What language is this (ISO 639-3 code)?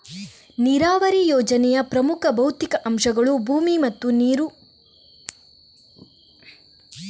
kan